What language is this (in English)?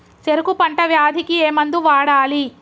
Telugu